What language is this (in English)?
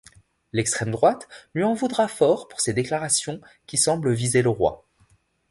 French